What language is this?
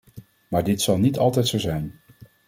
Dutch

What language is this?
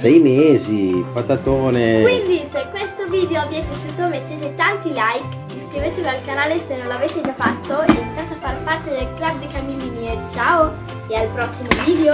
Italian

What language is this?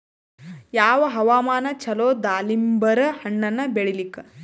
Kannada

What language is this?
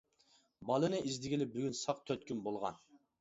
Uyghur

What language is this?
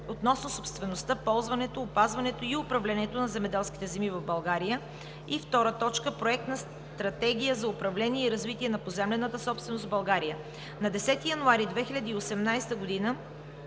Bulgarian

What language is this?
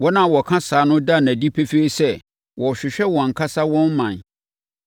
Akan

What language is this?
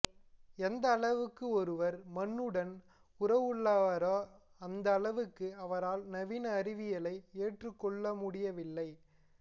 Tamil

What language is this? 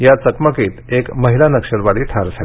Marathi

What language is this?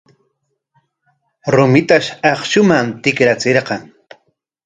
Corongo Ancash Quechua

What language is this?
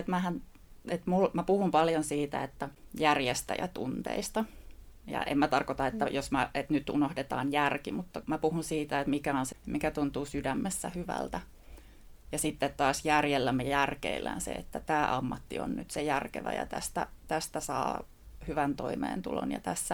Finnish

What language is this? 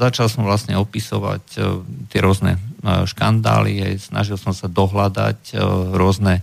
Slovak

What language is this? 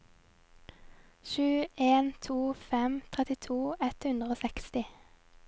Norwegian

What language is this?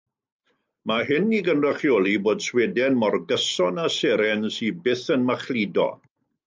Welsh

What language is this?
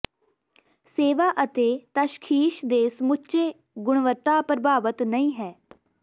Punjabi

